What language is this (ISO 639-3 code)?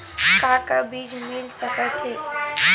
hne